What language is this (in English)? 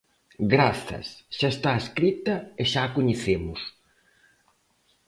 Galician